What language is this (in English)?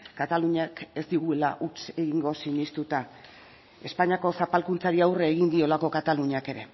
Basque